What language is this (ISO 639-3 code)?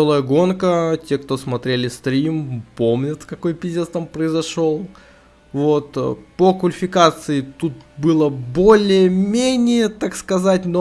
rus